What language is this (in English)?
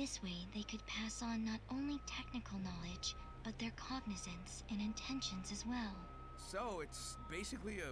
Portuguese